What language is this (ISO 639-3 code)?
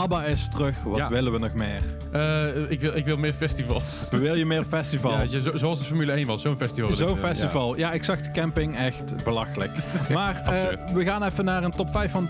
nld